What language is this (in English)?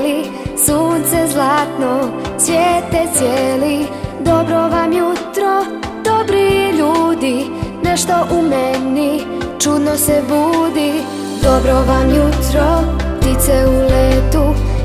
Polish